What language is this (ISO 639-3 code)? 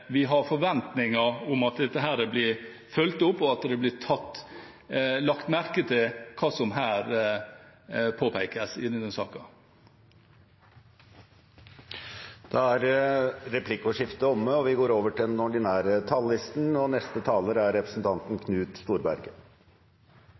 nor